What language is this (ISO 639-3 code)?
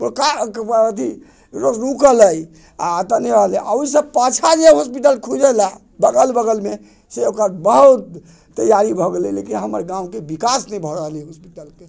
mai